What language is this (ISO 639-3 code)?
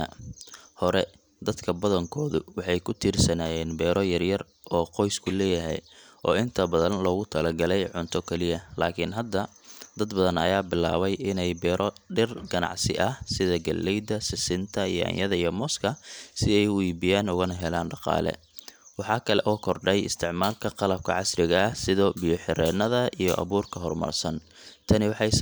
som